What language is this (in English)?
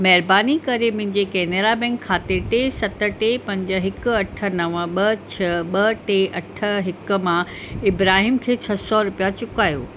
Sindhi